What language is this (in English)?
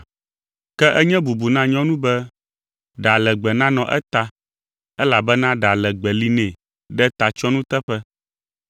Ewe